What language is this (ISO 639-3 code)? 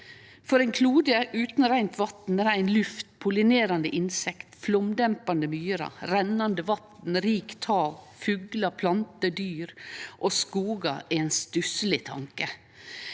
nor